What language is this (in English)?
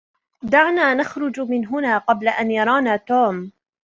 Arabic